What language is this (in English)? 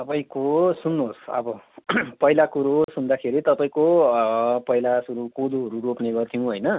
Nepali